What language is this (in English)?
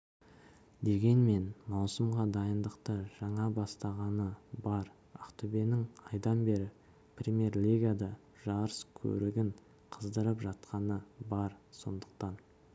Kazakh